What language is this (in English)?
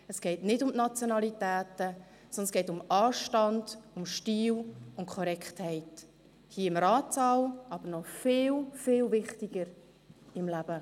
Swiss German